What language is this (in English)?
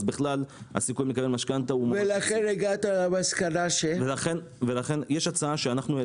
Hebrew